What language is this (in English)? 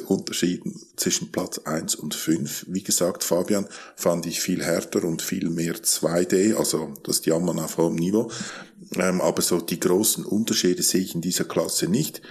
German